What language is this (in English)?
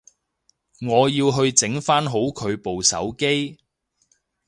Cantonese